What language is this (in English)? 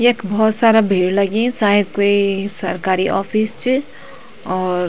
Garhwali